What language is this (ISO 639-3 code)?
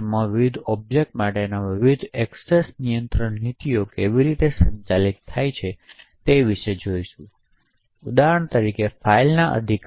guj